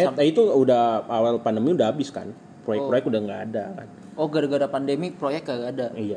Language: Indonesian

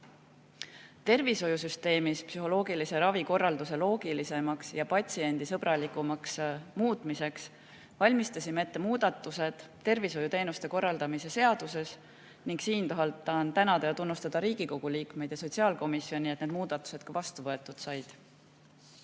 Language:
Estonian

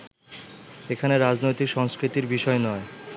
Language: Bangla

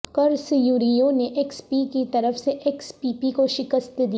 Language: Urdu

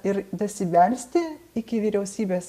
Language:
Lithuanian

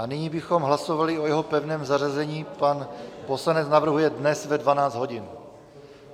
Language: Czech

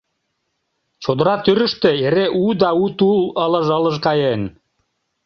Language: Mari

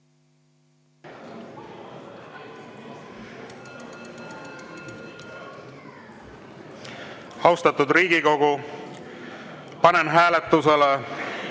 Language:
Estonian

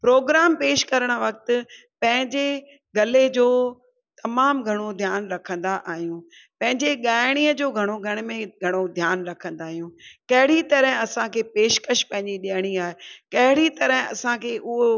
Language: Sindhi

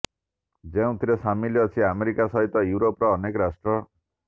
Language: Odia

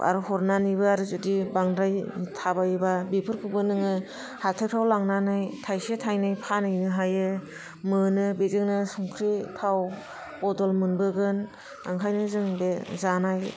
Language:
Bodo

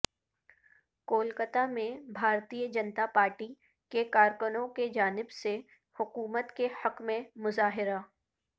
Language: Urdu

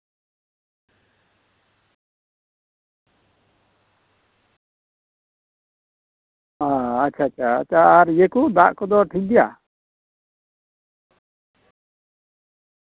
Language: Santali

